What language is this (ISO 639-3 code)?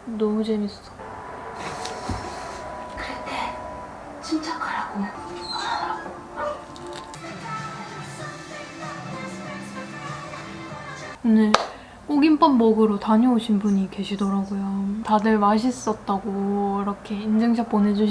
kor